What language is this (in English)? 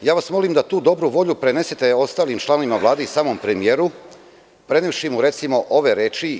Serbian